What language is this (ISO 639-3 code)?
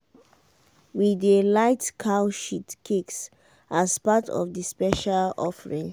pcm